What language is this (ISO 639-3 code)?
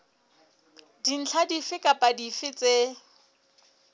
sot